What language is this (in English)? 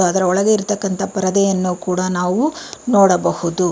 Kannada